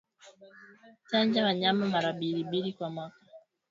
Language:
Swahili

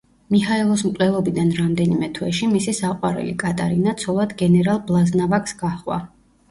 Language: Georgian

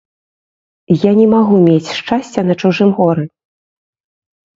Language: Belarusian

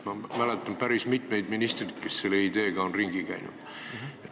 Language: Estonian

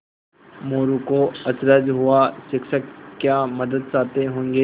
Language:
Hindi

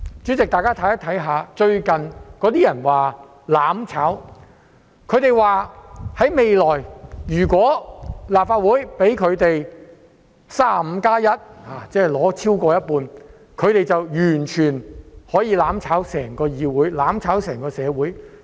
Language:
Cantonese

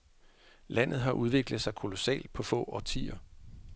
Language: Danish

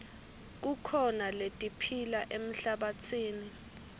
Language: Swati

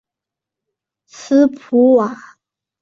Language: Chinese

